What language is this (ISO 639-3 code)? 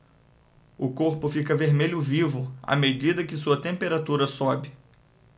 por